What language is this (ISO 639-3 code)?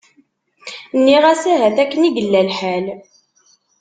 kab